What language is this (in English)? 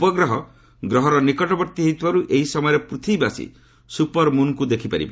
Odia